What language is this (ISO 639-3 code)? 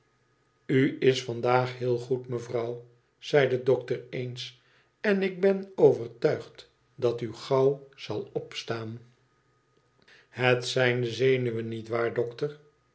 nld